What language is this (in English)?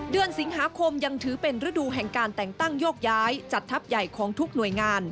Thai